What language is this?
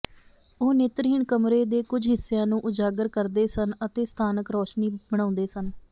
Punjabi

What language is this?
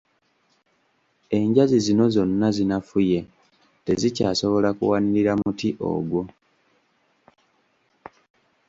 Ganda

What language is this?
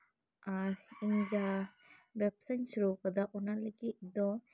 Santali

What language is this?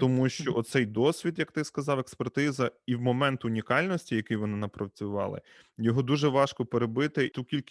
Ukrainian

